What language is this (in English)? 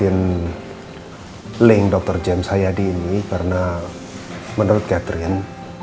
Indonesian